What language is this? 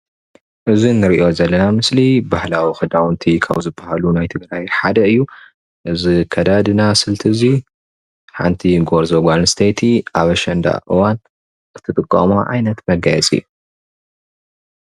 Tigrinya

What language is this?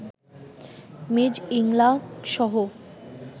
Bangla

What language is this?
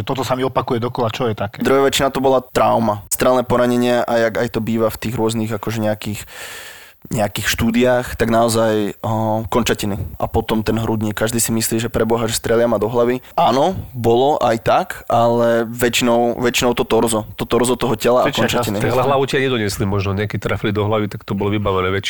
Slovak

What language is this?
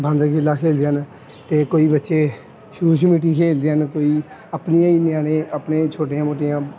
Punjabi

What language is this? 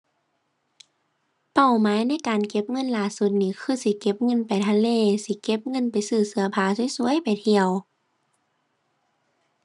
Thai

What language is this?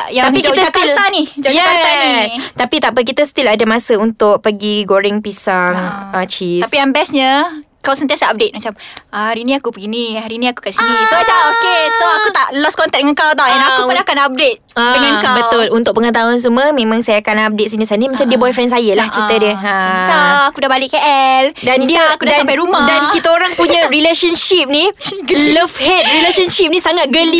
Malay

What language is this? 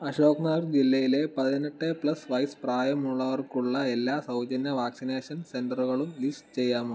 Malayalam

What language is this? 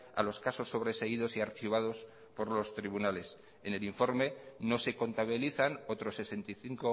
Spanish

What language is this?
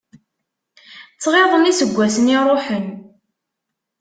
Kabyle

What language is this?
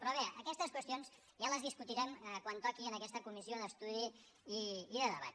Catalan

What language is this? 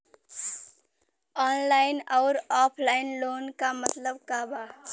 Bhojpuri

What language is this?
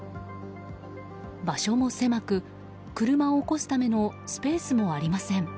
Japanese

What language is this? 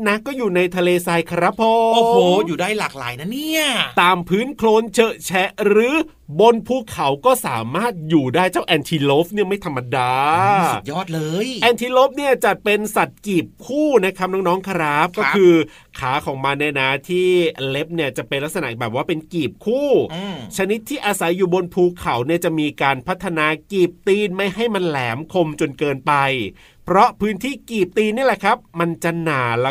Thai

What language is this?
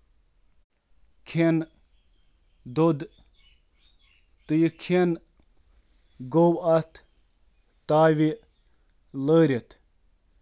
Kashmiri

